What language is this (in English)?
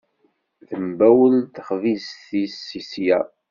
Kabyle